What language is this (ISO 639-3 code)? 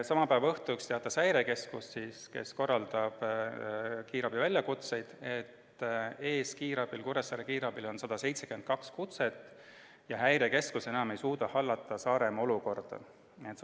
est